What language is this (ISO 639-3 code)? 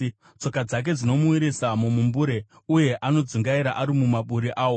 sna